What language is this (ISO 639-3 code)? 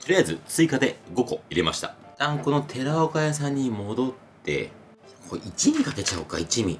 jpn